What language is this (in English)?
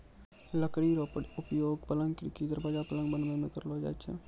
Maithili